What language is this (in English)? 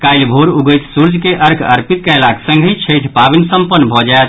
Maithili